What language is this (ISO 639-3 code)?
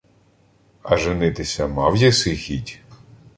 ukr